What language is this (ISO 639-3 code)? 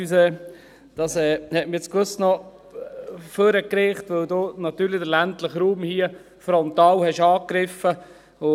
gsw